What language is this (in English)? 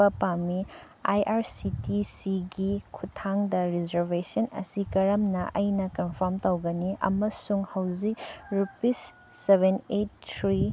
Manipuri